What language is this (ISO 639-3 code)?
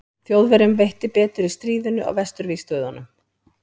isl